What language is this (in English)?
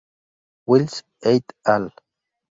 Spanish